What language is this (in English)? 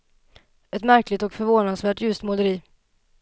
Swedish